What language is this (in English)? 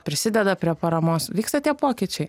Lithuanian